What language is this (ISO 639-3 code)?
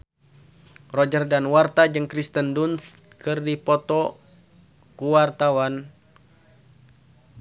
sun